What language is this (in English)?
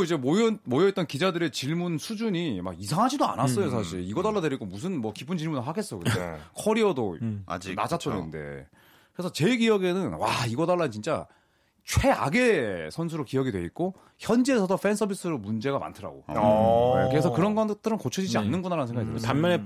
Korean